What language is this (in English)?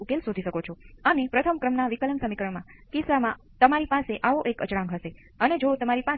Gujarati